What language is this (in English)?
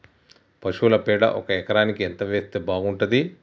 Telugu